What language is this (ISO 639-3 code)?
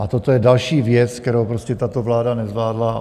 ces